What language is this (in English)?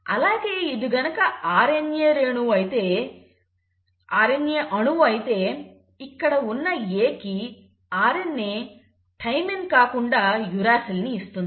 Telugu